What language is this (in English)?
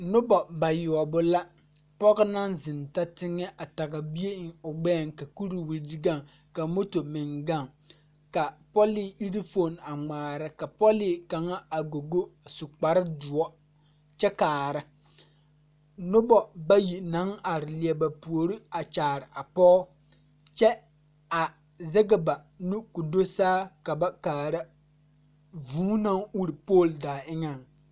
Southern Dagaare